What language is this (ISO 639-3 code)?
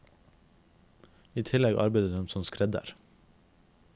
nor